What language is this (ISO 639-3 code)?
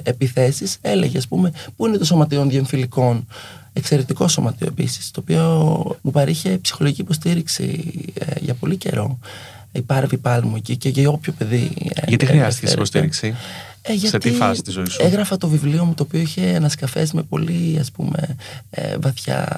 ell